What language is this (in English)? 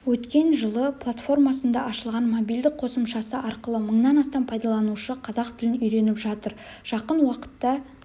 Kazakh